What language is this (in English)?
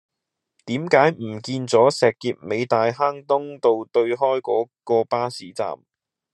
Cantonese